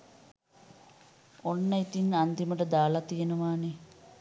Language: Sinhala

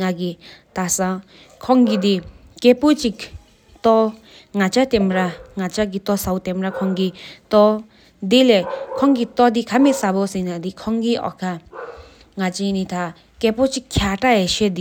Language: Sikkimese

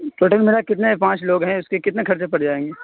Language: Urdu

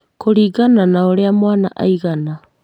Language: Kikuyu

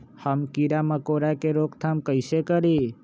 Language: Magahi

